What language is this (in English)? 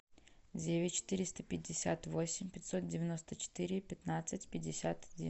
Russian